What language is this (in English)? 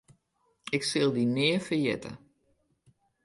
Western Frisian